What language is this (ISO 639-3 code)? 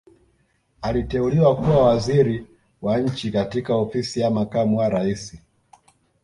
swa